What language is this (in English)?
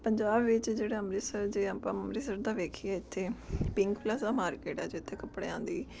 Punjabi